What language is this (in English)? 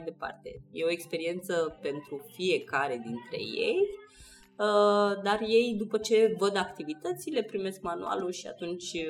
Romanian